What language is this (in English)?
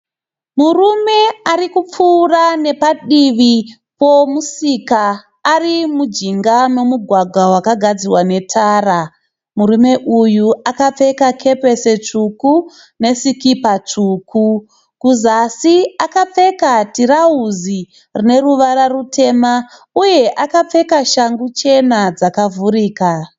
Shona